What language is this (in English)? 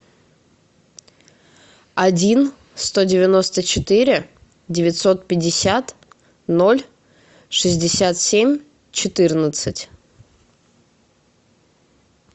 Russian